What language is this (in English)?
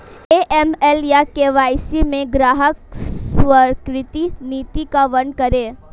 Hindi